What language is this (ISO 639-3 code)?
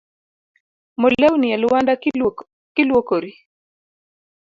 luo